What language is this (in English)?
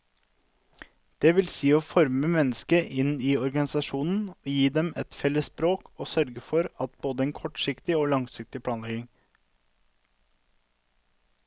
Norwegian